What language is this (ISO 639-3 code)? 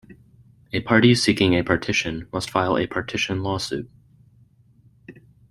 eng